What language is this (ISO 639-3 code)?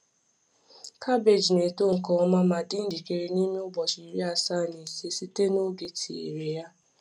ibo